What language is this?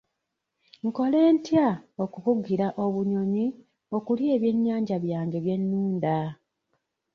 Ganda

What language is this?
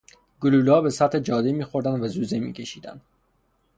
Persian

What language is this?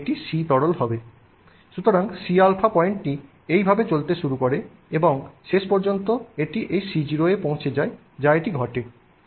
Bangla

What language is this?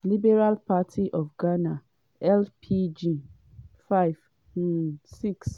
Nigerian Pidgin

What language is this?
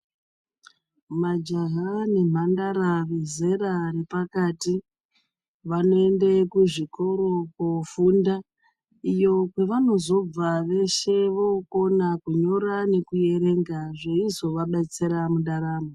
Ndau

